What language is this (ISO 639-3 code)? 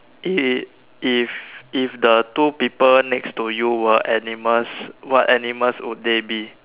eng